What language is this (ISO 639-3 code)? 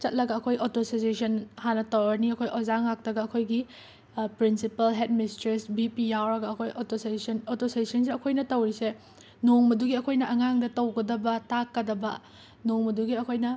mni